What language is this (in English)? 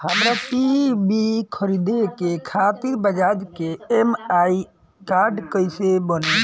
Bhojpuri